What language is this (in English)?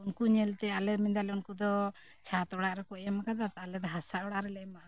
Santali